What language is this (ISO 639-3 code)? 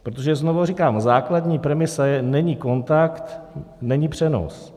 ces